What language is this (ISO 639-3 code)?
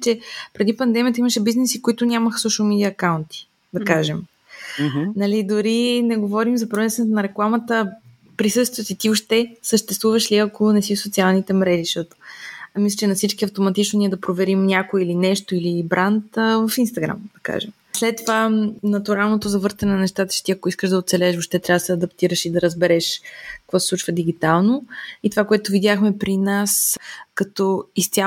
bul